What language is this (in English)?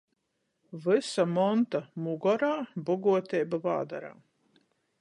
Latgalian